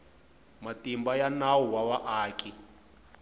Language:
Tsonga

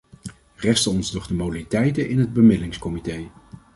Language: Dutch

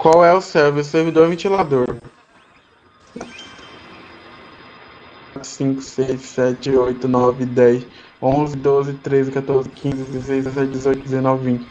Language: Portuguese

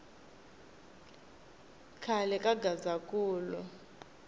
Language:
Tsonga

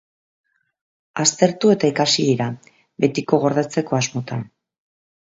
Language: Basque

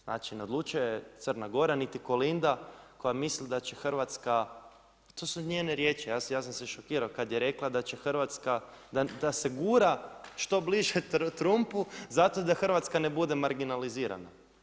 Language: Croatian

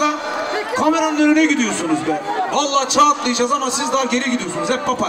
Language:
Turkish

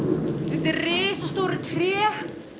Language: Icelandic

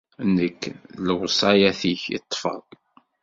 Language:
Kabyle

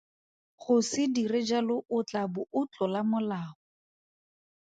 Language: Tswana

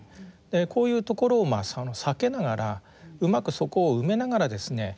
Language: Japanese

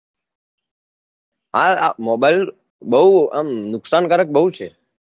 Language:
Gujarati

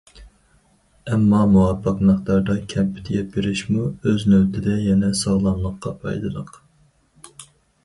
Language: Uyghur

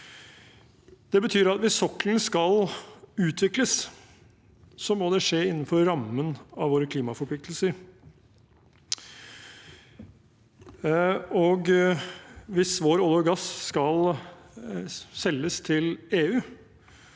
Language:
Norwegian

